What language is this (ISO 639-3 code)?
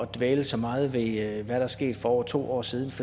dan